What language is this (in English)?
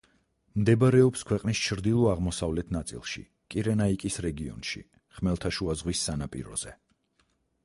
Georgian